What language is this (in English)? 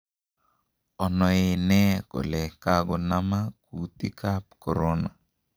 Kalenjin